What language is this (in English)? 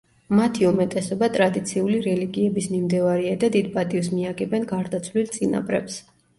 Georgian